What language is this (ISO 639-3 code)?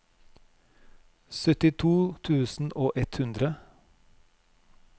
nor